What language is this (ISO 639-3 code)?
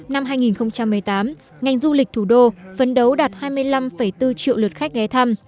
vie